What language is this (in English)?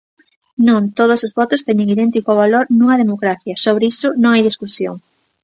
Galician